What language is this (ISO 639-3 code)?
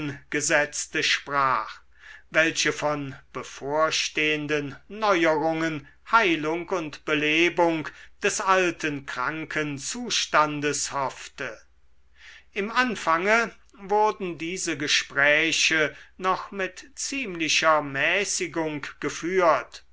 deu